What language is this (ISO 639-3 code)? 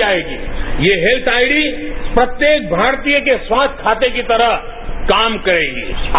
mar